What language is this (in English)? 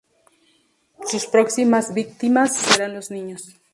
Spanish